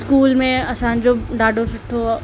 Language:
Sindhi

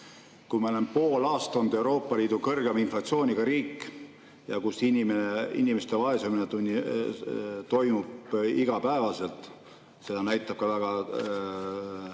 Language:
Estonian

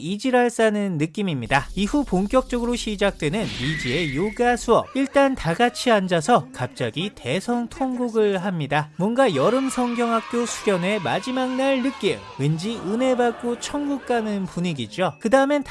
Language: Korean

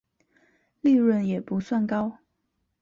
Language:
Chinese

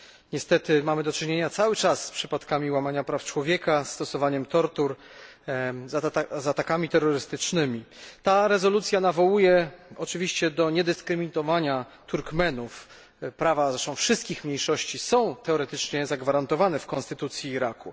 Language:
Polish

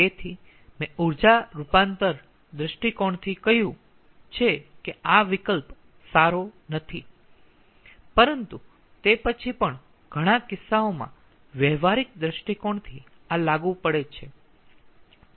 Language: Gujarati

